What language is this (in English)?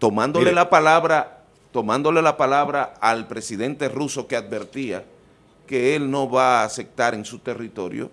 Spanish